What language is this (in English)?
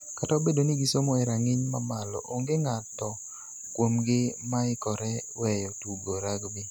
Luo (Kenya and Tanzania)